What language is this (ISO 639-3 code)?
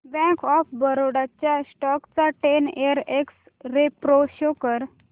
mar